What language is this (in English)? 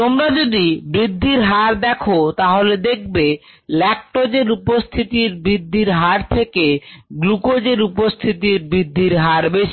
Bangla